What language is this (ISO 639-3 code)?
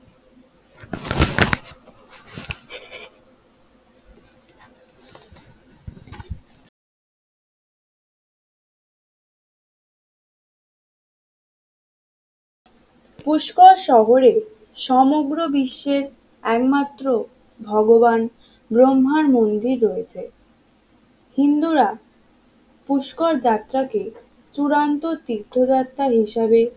ben